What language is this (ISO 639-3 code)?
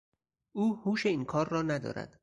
fas